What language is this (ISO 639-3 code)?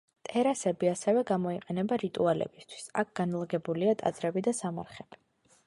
kat